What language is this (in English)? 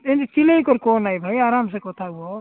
Odia